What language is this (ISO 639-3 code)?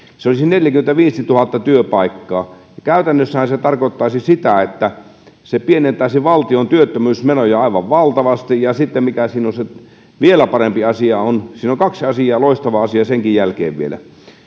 fin